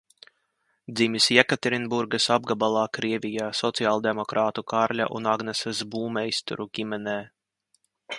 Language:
Latvian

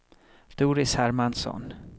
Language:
Swedish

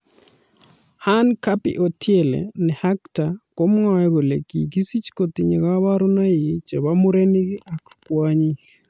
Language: Kalenjin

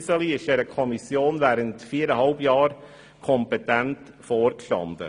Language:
Swiss German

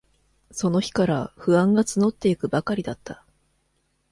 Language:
Japanese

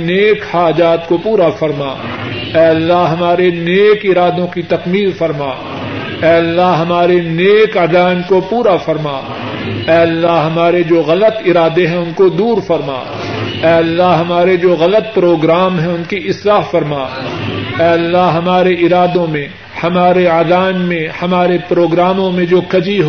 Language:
Urdu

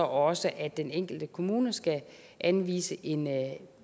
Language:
Danish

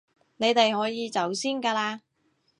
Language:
Cantonese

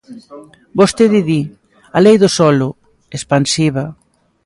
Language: Galician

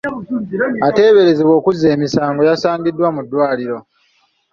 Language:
Ganda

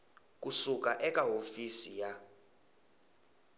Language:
Tsonga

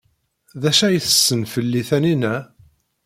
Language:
Kabyle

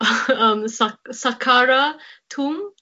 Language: Welsh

